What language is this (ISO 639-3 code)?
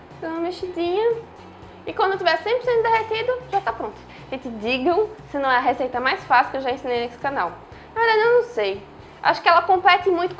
por